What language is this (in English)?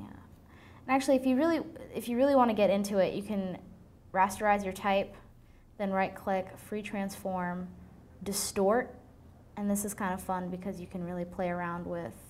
English